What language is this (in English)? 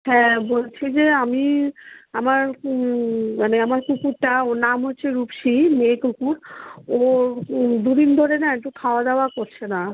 Bangla